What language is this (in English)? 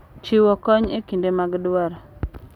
Luo (Kenya and Tanzania)